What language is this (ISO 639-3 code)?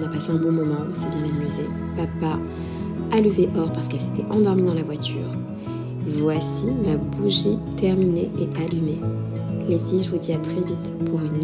fra